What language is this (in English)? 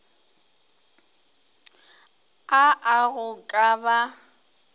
Northern Sotho